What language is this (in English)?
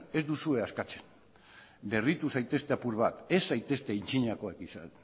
Basque